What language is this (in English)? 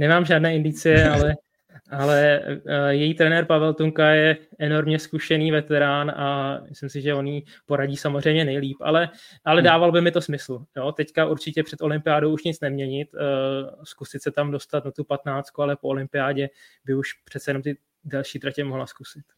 Czech